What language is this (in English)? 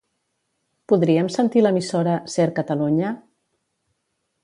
Catalan